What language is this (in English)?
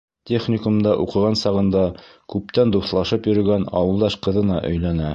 Bashkir